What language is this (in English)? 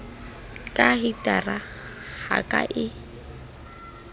Southern Sotho